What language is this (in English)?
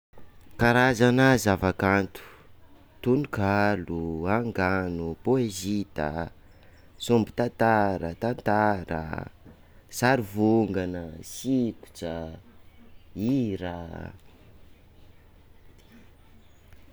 Sakalava Malagasy